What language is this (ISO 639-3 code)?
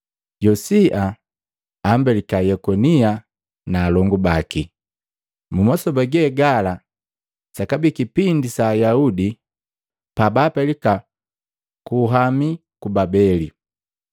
mgv